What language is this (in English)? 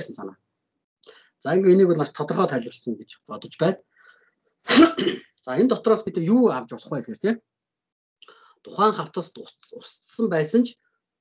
Turkish